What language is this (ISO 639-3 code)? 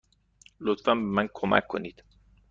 fas